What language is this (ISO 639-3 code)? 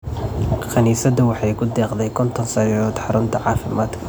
som